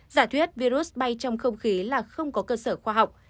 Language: Vietnamese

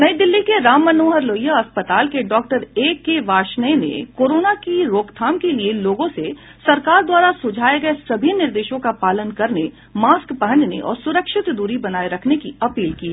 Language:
Hindi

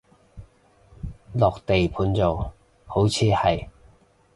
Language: Cantonese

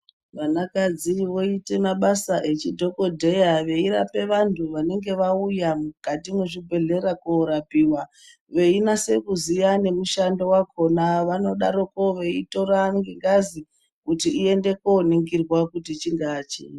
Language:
Ndau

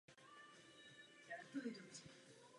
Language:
Czech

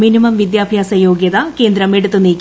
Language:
Malayalam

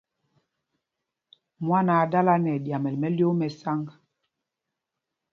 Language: Mpumpong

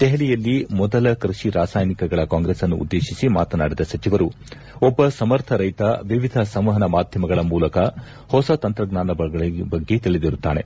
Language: Kannada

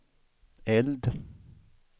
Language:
Swedish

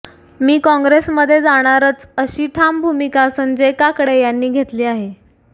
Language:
Marathi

